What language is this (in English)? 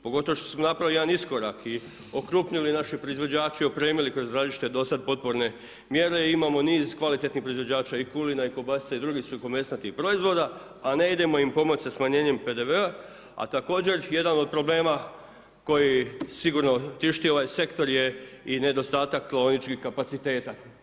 Croatian